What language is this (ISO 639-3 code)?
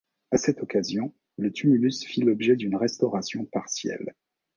fra